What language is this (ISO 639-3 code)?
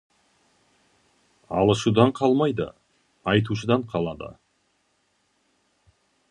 kaz